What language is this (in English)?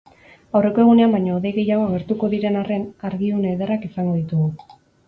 Basque